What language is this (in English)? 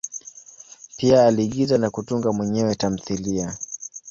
Swahili